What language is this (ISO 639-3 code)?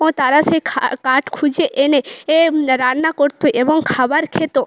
ben